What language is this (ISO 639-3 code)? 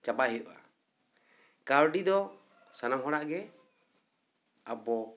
sat